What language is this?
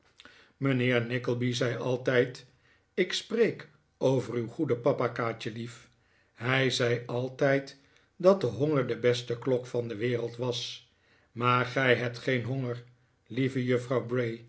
Dutch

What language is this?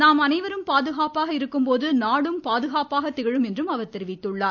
Tamil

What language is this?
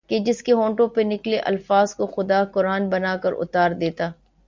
Urdu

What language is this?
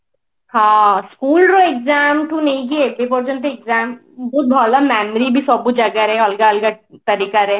Odia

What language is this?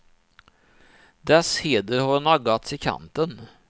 Swedish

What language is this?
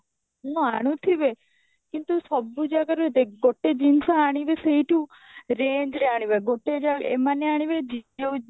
Odia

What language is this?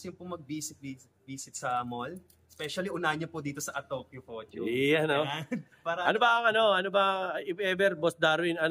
Filipino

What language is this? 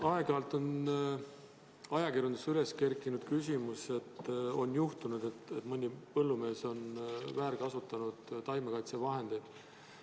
Estonian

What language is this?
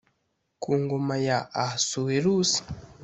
Kinyarwanda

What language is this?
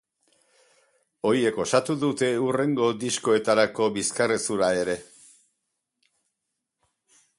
Basque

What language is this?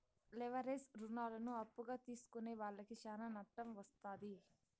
Telugu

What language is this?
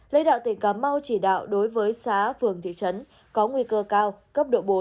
Vietnamese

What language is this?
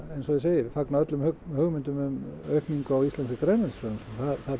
Icelandic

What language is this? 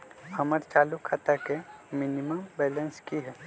Magahi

